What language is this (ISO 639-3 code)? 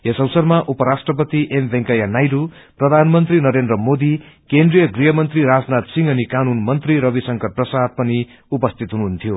nep